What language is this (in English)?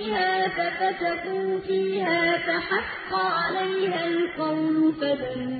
Arabic